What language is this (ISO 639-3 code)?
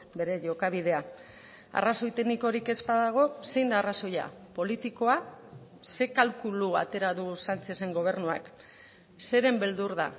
eus